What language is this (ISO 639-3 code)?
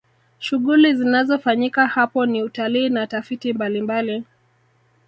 swa